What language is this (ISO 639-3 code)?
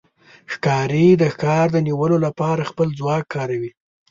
pus